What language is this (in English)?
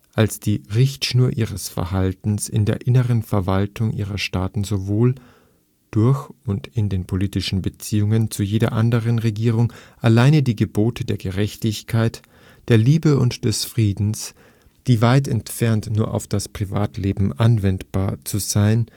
German